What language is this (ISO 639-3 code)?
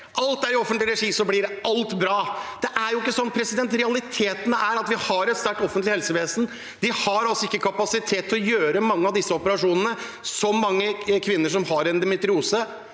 nor